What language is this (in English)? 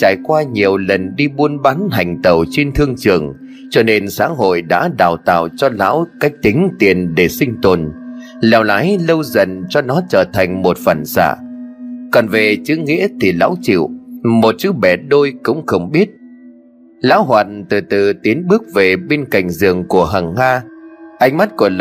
Vietnamese